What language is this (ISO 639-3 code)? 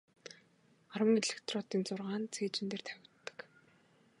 mon